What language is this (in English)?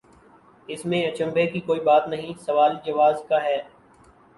Urdu